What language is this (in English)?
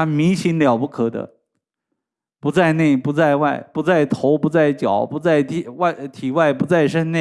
Chinese